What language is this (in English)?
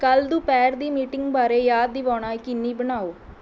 Punjabi